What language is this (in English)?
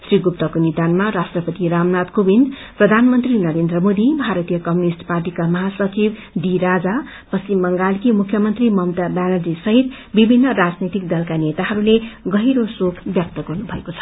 Nepali